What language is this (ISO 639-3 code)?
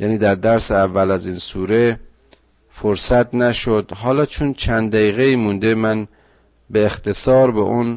fas